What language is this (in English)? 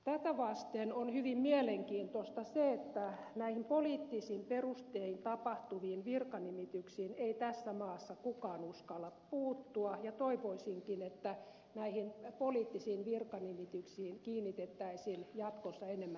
Finnish